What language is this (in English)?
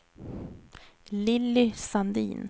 Swedish